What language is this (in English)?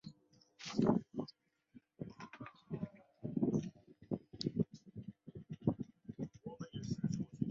Chinese